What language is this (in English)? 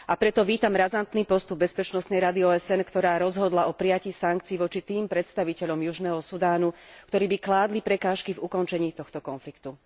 Slovak